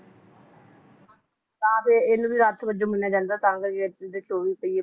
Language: Punjabi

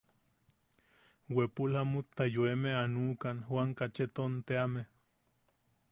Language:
Yaqui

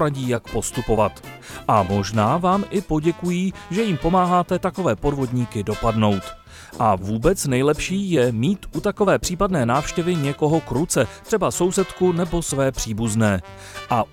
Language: Czech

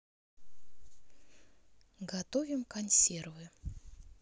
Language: Russian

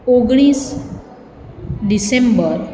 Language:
Gujarati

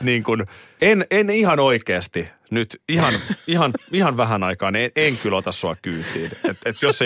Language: Finnish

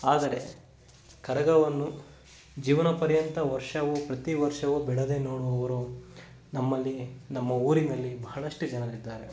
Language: Kannada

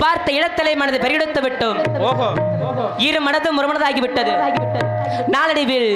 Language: Hindi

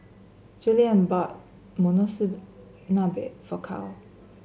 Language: English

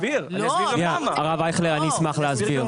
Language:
Hebrew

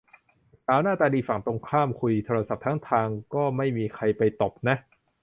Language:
Thai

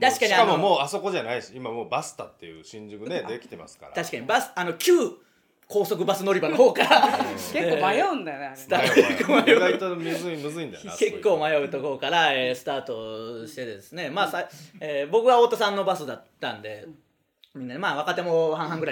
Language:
Japanese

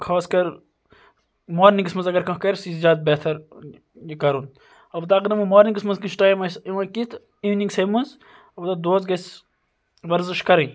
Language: Kashmiri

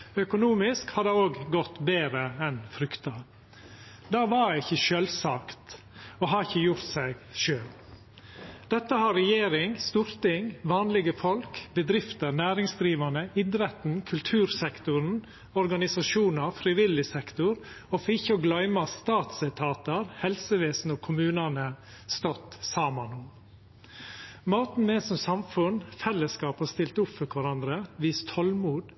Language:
Norwegian Nynorsk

